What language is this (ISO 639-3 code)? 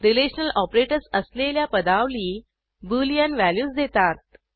mar